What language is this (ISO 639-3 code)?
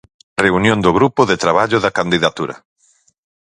glg